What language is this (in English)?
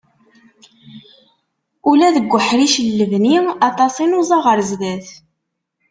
Kabyle